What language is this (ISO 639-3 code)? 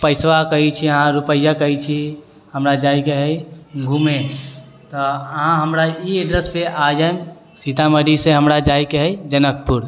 mai